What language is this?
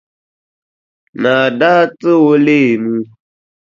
Dagbani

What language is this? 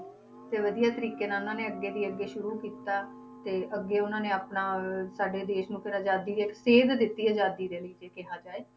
Punjabi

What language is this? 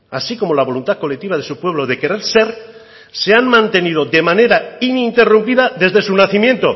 Spanish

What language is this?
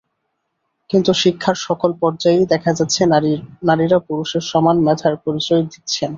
Bangla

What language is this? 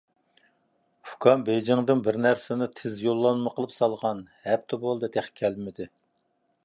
Uyghur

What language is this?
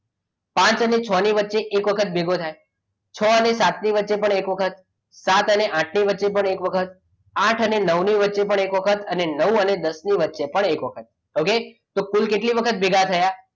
Gujarati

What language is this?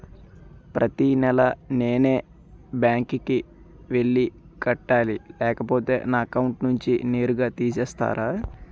Telugu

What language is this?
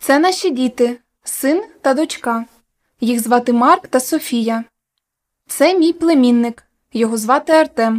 Ukrainian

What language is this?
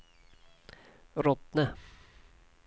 Swedish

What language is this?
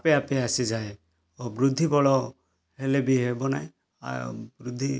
Odia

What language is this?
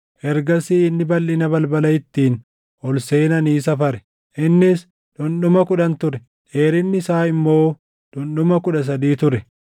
Oromo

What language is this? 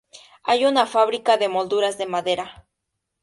Spanish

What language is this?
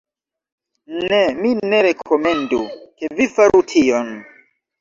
Esperanto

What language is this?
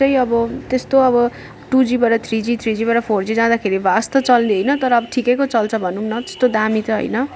Nepali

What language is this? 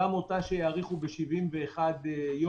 Hebrew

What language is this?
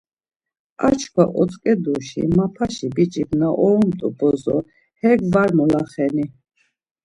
Laz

